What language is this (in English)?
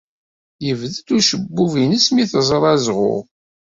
Kabyle